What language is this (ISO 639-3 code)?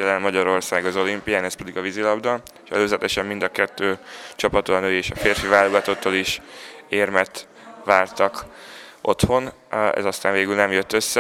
hun